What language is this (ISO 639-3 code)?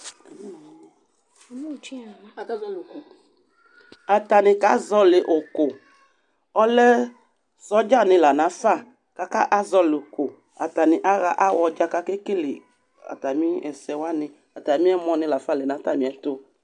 kpo